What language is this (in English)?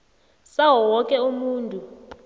South Ndebele